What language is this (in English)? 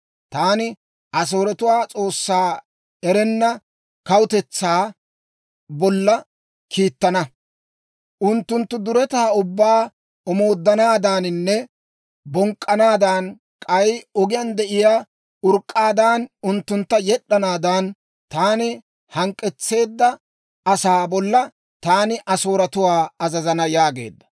Dawro